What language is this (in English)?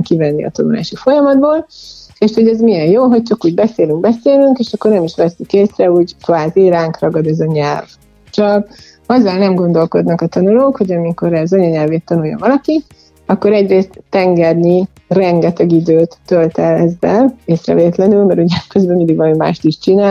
Hungarian